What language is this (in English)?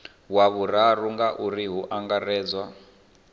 Venda